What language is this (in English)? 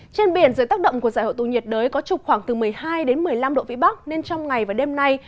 Vietnamese